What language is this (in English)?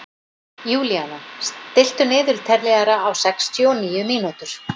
Icelandic